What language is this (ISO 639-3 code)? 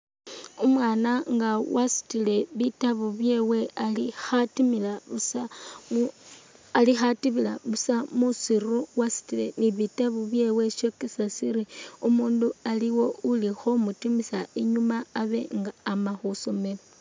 myx